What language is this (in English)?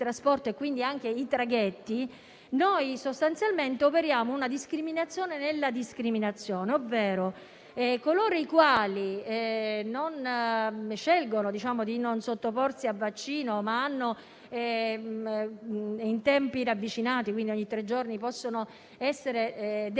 Italian